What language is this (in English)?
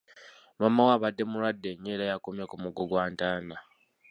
Ganda